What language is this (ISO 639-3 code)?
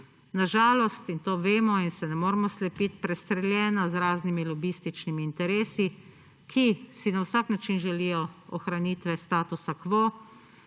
slv